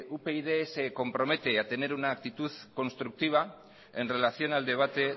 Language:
Spanish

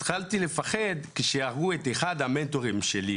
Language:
Hebrew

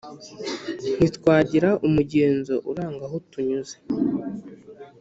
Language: Kinyarwanda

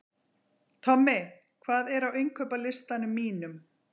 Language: Icelandic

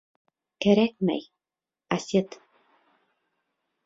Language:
Bashkir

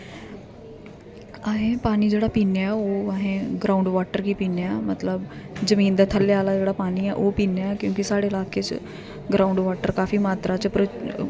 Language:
Dogri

